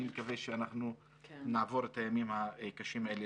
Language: Hebrew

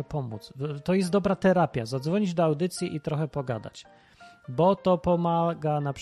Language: Polish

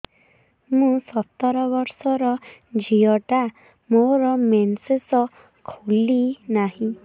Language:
Odia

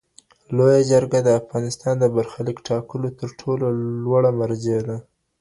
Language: Pashto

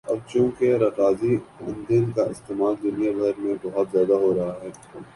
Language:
Urdu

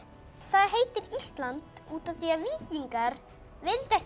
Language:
Icelandic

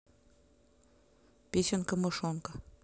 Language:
Russian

